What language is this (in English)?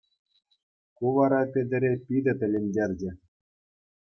Chuvash